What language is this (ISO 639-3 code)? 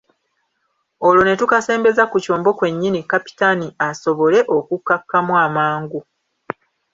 lug